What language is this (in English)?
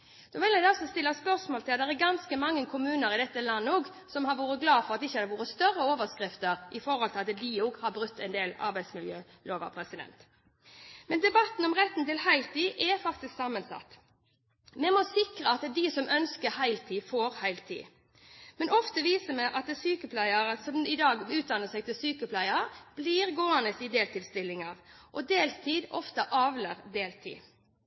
Norwegian Bokmål